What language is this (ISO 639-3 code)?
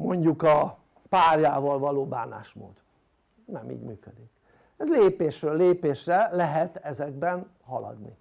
hun